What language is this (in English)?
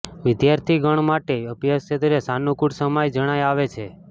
Gujarati